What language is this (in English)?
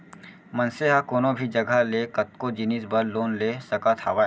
Chhattisgarhi